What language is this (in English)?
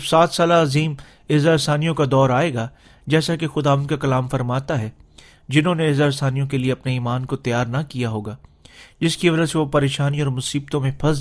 Urdu